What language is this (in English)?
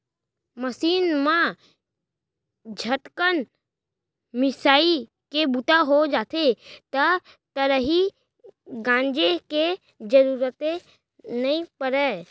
Chhattisgarhi